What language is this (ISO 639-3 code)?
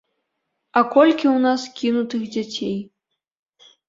bel